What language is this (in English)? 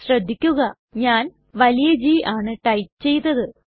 Malayalam